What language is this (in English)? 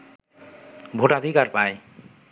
Bangla